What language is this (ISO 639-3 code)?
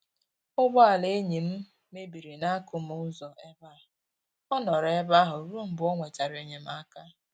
ibo